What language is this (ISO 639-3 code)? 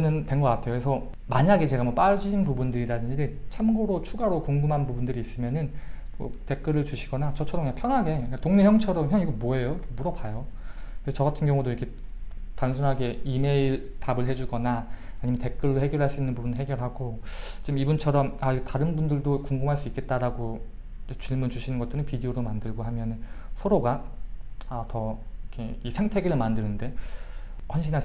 kor